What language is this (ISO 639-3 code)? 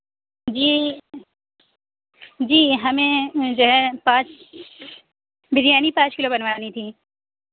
urd